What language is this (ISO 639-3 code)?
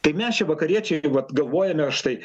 lit